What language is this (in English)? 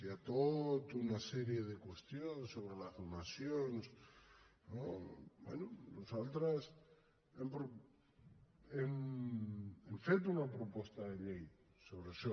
Catalan